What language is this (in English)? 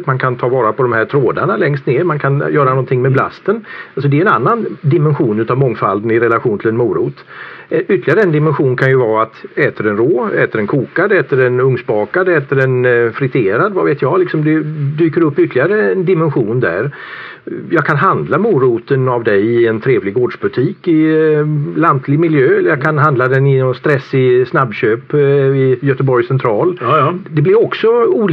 Swedish